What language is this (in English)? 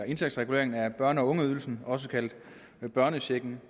Danish